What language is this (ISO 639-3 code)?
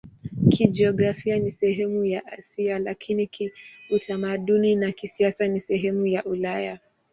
swa